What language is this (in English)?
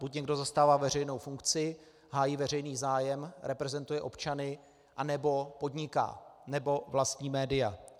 Czech